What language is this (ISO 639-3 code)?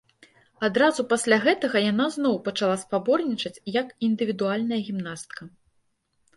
bel